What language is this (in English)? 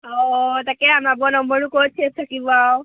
Assamese